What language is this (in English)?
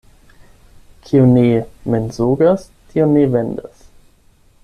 Esperanto